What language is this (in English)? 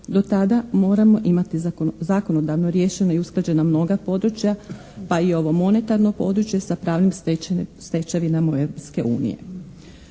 Croatian